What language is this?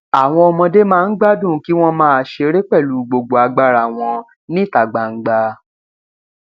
Yoruba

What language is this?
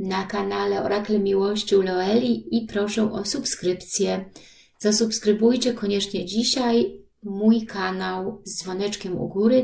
Polish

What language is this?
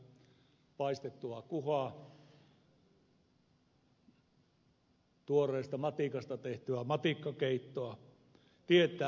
Finnish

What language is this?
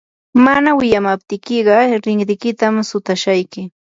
Yanahuanca Pasco Quechua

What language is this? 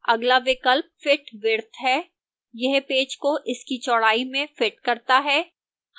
Hindi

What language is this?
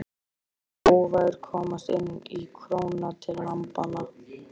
Icelandic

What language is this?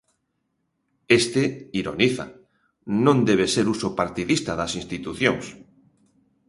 Galician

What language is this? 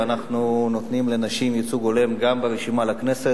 Hebrew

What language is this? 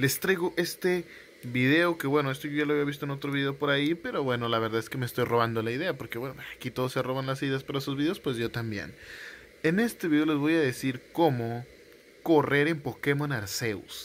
Spanish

